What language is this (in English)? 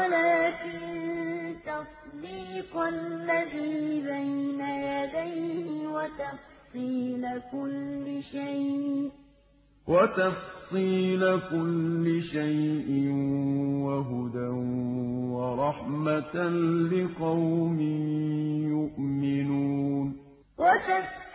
Arabic